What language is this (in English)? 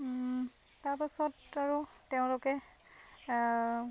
Assamese